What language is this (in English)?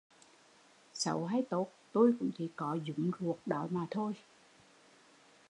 Vietnamese